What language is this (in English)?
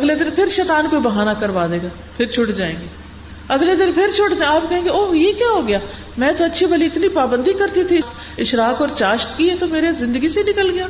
Urdu